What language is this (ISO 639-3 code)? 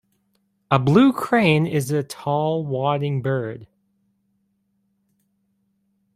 eng